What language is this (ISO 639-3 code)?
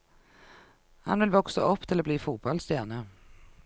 nor